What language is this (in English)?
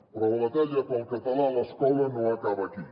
Catalan